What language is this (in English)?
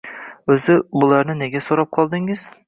Uzbek